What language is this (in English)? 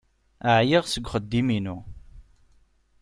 Kabyle